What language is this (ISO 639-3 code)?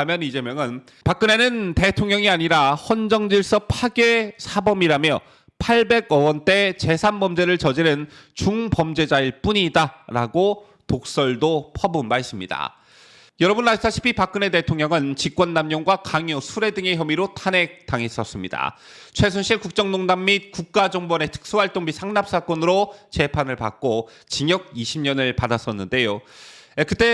kor